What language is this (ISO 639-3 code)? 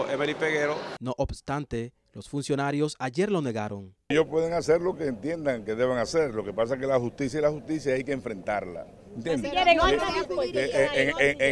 spa